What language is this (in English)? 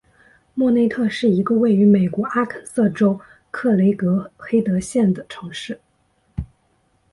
Chinese